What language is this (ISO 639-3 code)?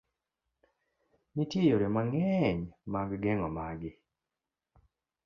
luo